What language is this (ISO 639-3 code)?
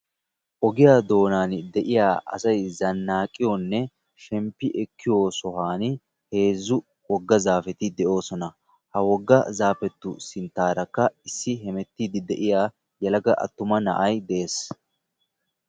wal